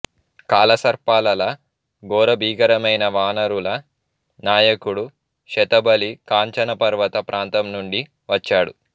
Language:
Telugu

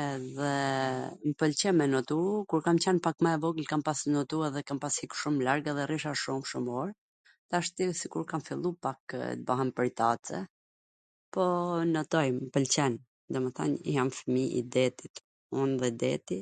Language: Gheg Albanian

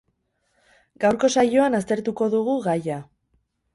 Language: Basque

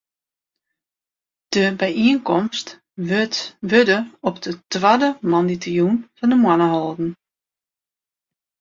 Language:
Western Frisian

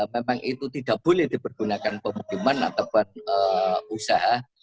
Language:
Indonesian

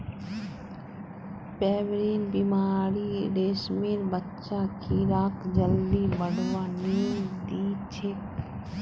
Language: Magahi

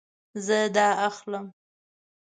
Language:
Pashto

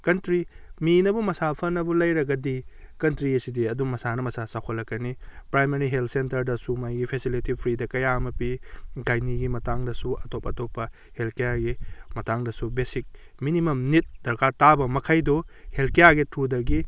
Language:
Manipuri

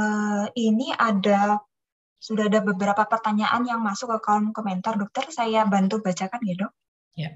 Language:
Indonesian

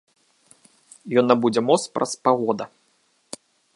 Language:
Belarusian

